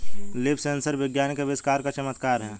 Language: Hindi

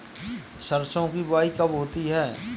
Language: Hindi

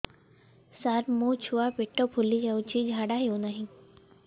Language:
Odia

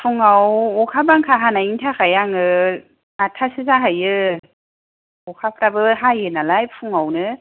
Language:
Bodo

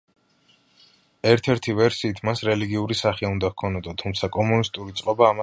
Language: Georgian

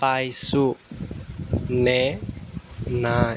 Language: Assamese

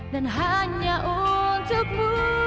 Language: Indonesian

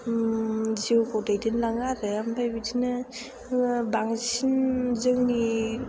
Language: Bodo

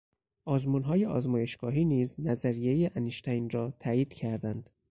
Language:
Persian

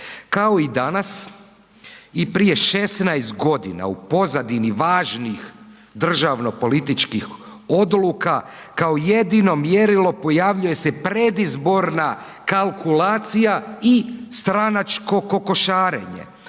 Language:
Croatian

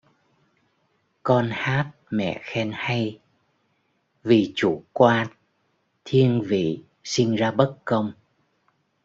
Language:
Vietnamese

